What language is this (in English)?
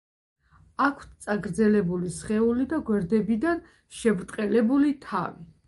Georgian